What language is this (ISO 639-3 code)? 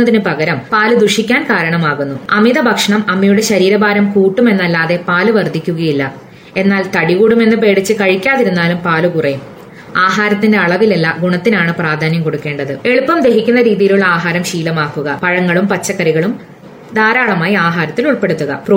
mal